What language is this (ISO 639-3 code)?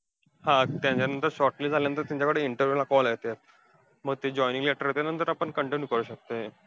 mar